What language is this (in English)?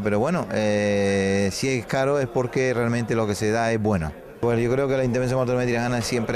Spanish